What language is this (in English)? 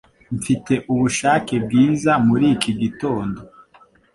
Kinyarwanda